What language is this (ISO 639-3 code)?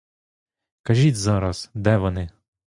ukr